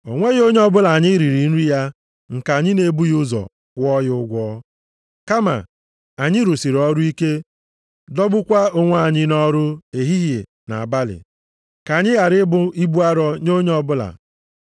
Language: Igbo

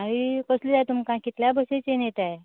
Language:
Konkani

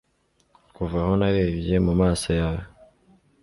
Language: Kinyarwanda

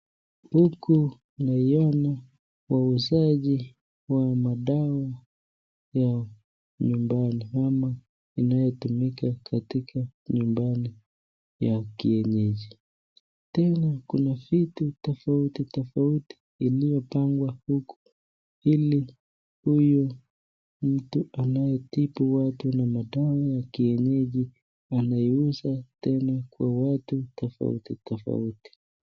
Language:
Swahili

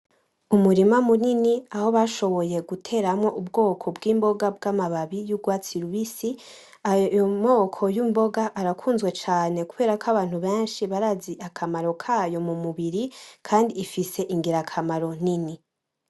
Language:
Rundi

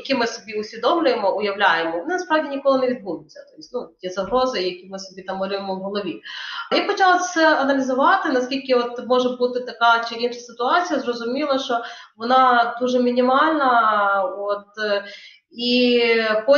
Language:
Ukrainian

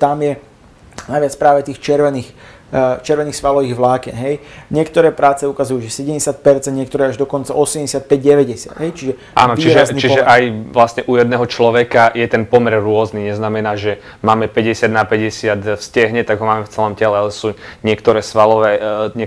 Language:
Slovak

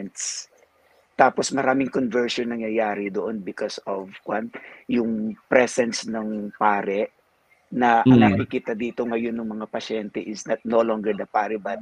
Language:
Filipino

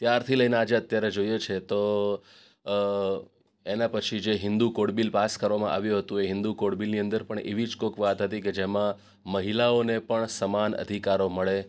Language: Gujarati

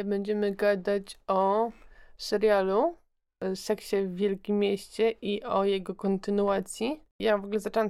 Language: Polish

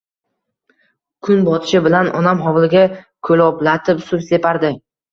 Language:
Uzbek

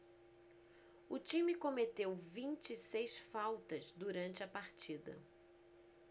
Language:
Portuguese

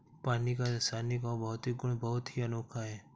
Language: Hindi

